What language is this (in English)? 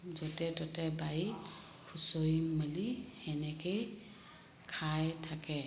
Assamese